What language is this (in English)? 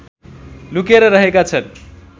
Nepali